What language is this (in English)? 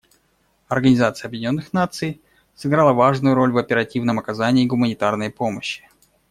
Russian